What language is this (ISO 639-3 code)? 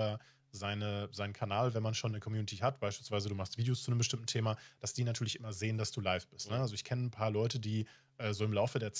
deu